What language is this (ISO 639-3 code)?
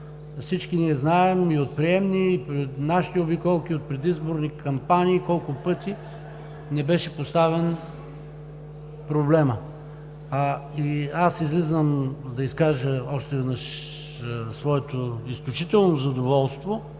bul